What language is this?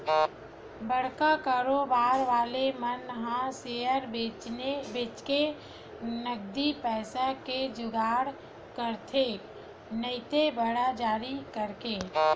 Chhattisgarhi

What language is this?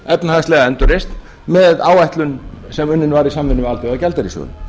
Icelandic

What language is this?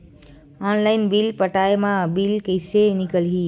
Chhattisgarhi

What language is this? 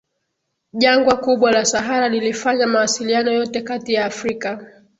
Swahili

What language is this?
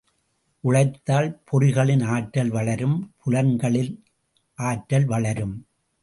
Tamil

